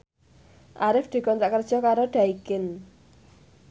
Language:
Javanese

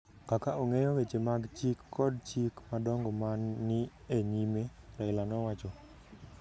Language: Luo (Kenya and Tanzania)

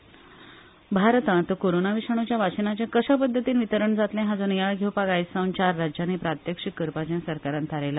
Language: Konkani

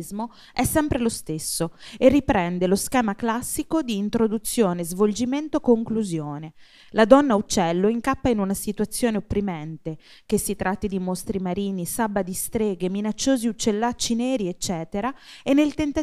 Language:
Italian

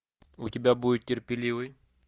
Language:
Russian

